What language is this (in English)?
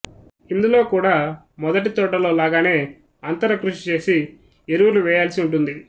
Telugu